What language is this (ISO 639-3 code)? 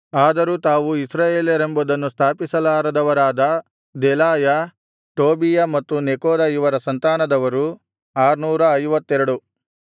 kan